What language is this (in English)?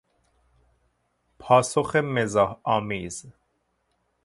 Persian